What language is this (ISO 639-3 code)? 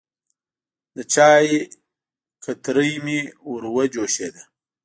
pus